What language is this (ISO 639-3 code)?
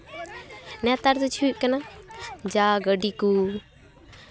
sat